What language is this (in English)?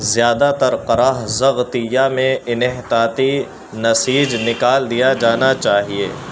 Urdu